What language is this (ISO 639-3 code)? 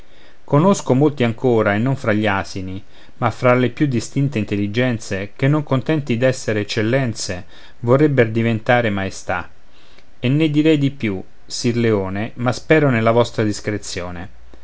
ita